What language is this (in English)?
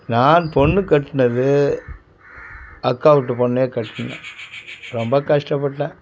Tamil